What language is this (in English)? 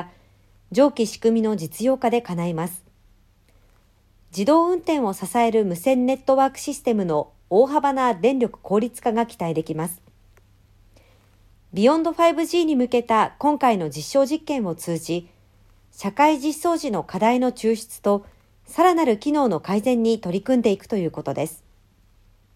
Japanese